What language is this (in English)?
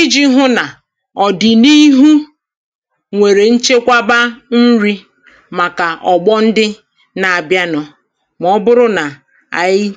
Igbo